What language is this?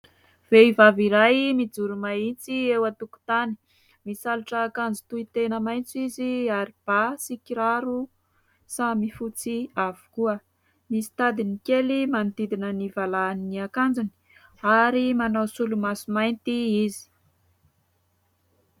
Malagasy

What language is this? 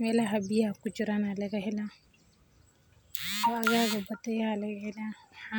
Somali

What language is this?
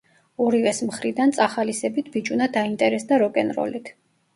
Georgian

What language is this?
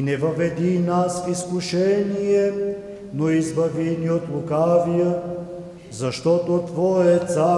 Romanian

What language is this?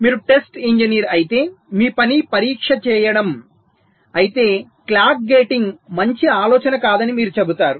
Telugu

